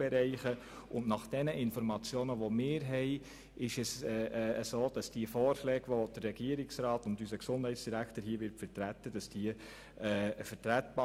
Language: Swiss German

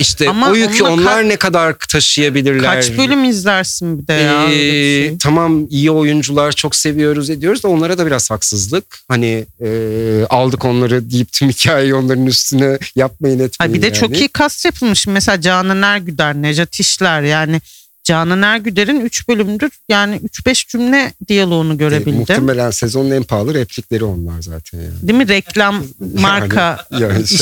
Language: Turkish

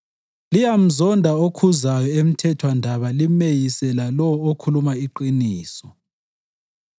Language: North Ndebele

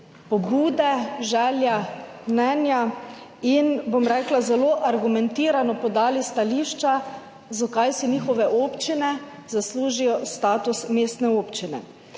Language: Slovenian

